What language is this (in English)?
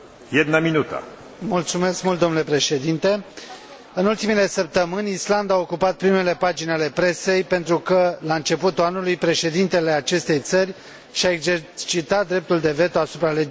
Romanian